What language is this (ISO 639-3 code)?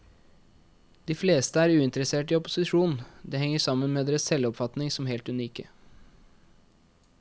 nor